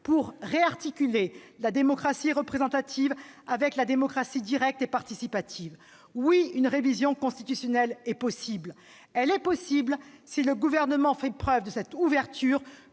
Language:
French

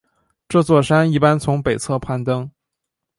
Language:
Chinese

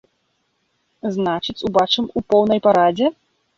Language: Belarusian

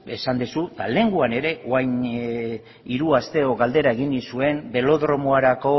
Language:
Basque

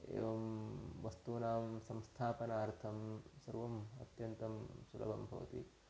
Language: Sanskrit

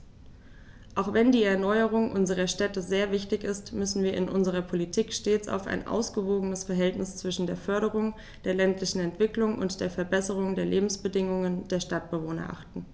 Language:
German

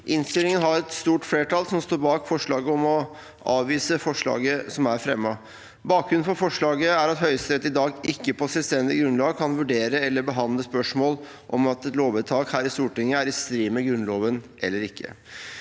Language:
Norwegian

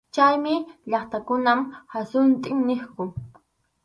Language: Arequipa-La Unión Quechua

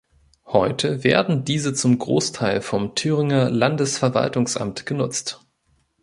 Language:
German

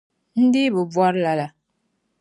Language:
Dagbani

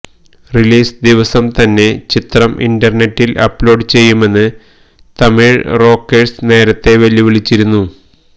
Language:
Malayalam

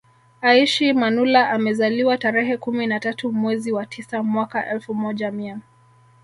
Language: Swahili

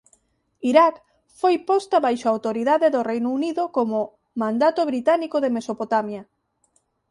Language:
Galician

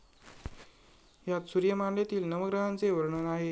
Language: Marathi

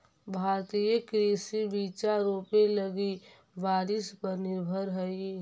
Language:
Magahi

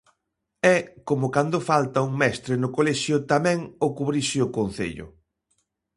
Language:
Galician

